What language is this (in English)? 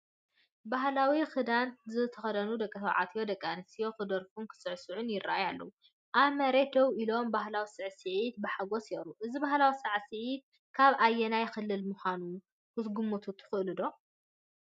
Tigrinya